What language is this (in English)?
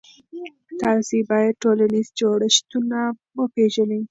Pashto